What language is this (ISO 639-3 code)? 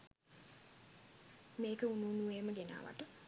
sin